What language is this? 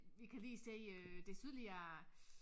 Danish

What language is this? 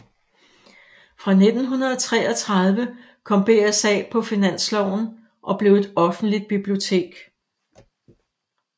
Danish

